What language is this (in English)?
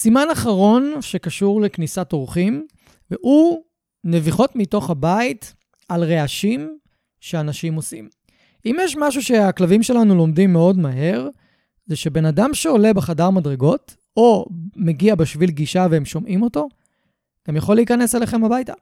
Hebrew